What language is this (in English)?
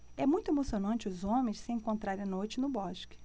Portuguese